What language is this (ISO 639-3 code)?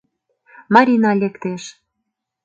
chm